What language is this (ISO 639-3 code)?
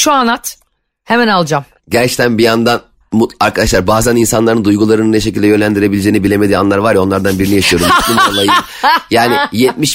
tur